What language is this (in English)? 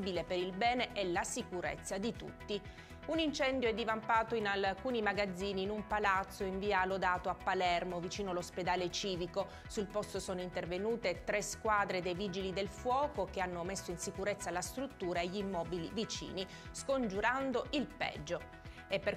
Italian